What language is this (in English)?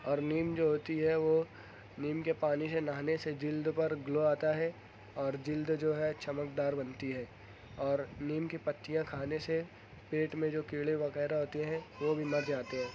Urdu